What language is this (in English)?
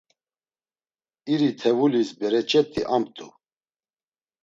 Laz